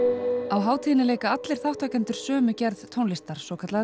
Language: Icelandic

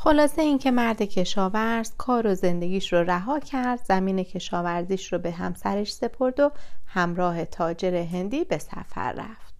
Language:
Persian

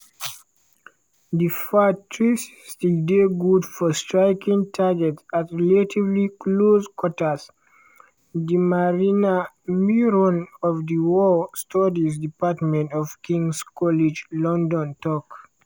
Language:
Nigerian Pidgin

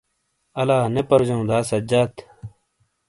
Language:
Shina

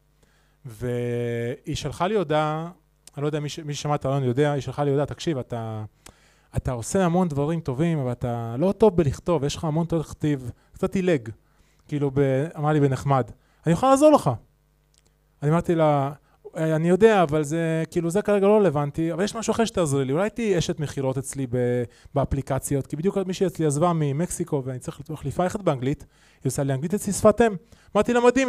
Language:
Hebrew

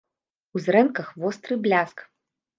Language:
Belarusian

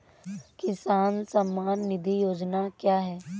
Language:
Hindi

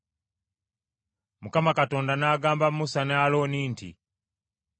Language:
Ganda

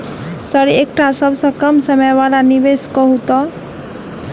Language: Maithili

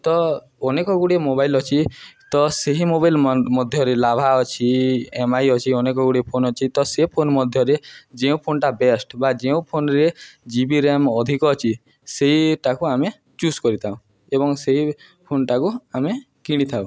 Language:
Odia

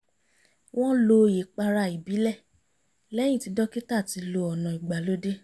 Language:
Yoruba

